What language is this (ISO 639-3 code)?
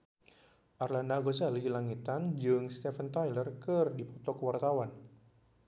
sun